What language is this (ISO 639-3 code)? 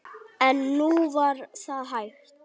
isl